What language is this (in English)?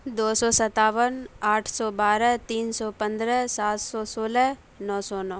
Urdu